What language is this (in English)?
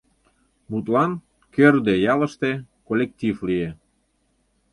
Mari